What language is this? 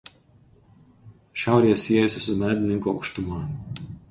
Lithuanian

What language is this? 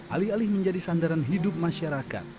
Indonesian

